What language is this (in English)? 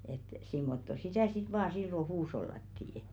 Finnish